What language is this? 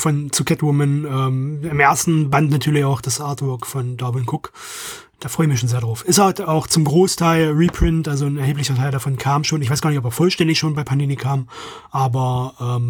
German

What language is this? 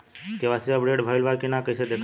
Bhojpuri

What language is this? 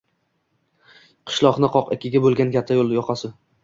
Uzbek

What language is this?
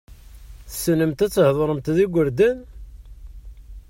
Kabyle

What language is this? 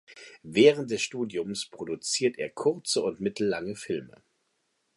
German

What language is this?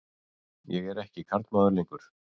Icelandic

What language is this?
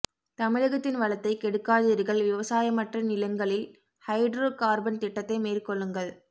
Tamil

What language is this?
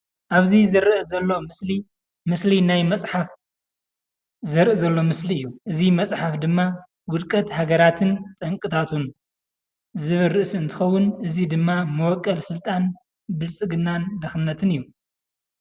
Tigrinya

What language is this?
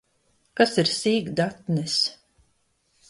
Latvian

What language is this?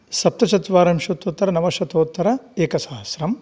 Sanskrit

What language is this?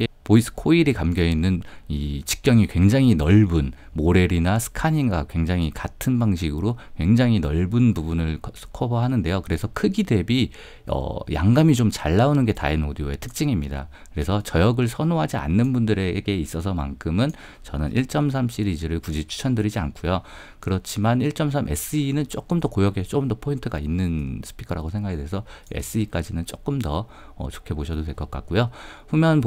Korean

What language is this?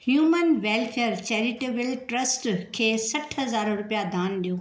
Sindhi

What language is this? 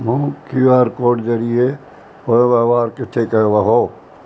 Sindhi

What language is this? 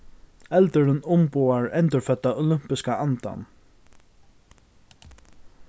Faroese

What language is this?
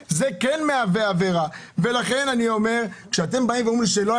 Hebrew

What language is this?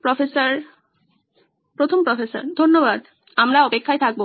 Bangla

